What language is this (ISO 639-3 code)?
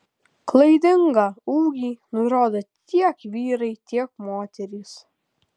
lit